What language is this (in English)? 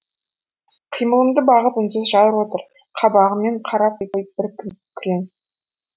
Kazakh